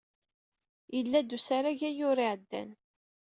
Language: Kabyle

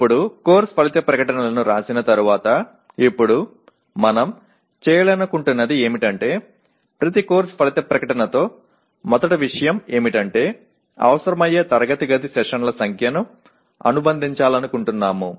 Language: Telugu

